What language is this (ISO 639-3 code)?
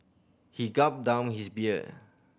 eng